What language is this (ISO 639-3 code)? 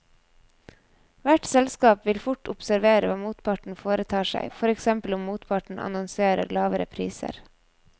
nor